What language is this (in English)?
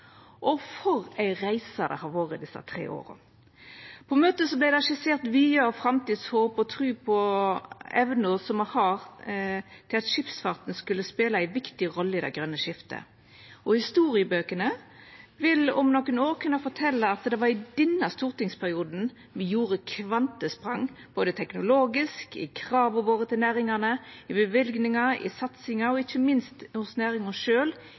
Norwegian Nynorsk